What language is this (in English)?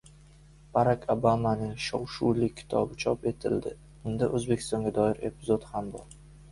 Uzbek